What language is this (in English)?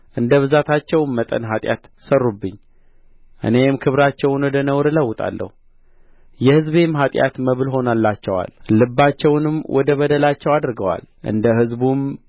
Amharic